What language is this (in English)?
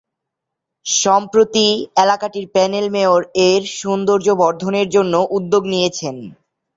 Bangla